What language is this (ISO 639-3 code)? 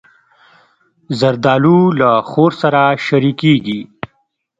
pus